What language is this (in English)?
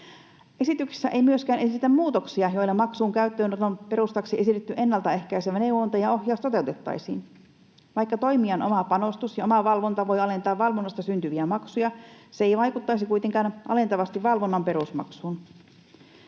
Finnish